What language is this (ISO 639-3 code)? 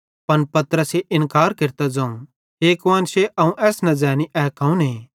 bhd